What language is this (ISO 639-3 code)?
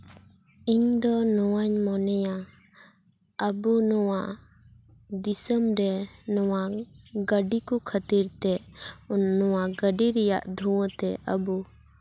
sat